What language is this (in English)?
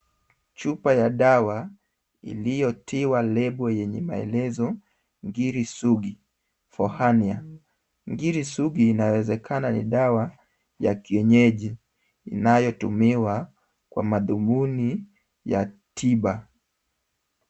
Swahili